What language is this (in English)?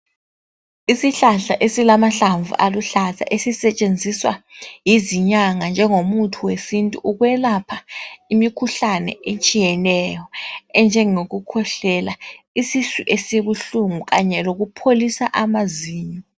North Ndebele